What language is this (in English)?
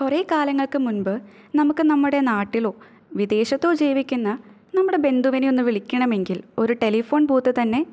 Malayalam